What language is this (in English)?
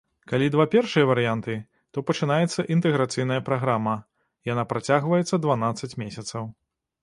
Belarusian